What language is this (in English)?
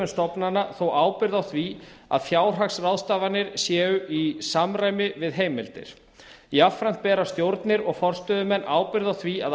Icelandic